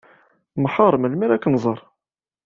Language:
Kabyle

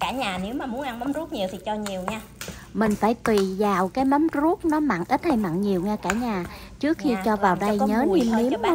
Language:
Vietnamese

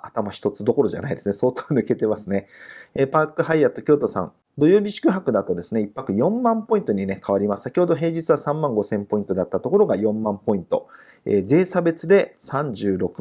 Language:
Japanese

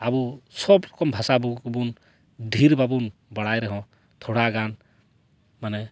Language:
Santali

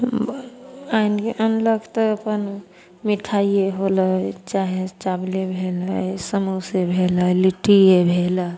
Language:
Maithili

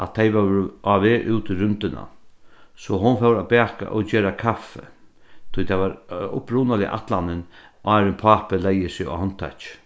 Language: Faroese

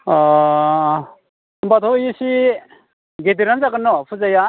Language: Bodo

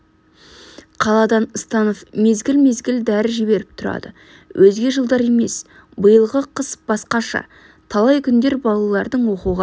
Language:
Kazakh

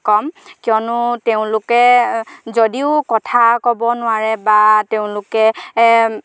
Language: Assamese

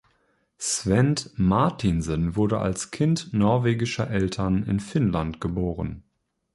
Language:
German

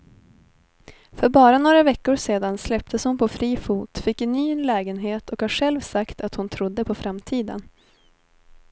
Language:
Swedish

